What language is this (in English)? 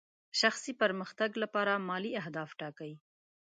Pashto